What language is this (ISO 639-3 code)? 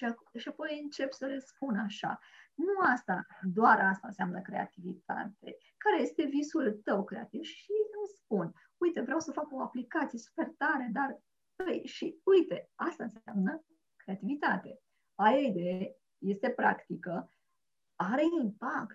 ron